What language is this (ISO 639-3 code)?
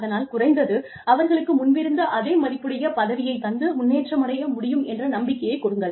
tam